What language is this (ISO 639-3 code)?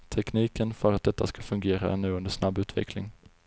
swe